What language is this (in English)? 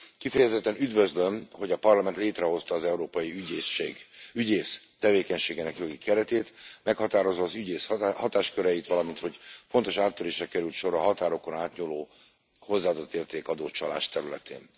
Hungarian